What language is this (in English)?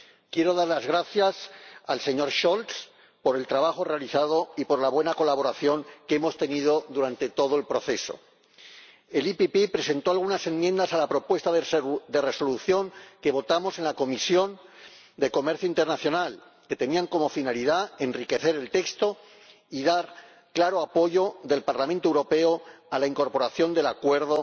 Spanish